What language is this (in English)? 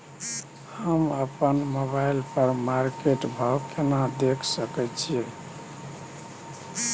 Maithili